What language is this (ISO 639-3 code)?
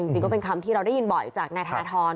tha